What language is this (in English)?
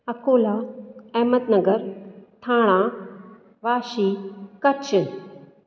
Sindhi